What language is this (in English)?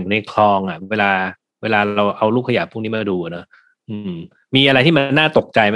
Thai